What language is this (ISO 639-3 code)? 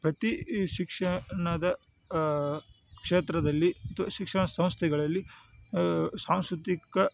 kan